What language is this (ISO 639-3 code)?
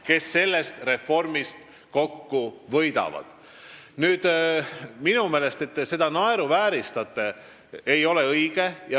est